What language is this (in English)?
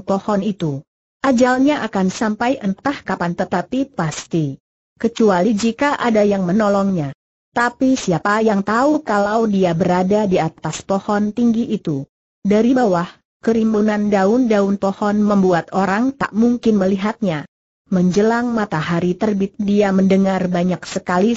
Indonesian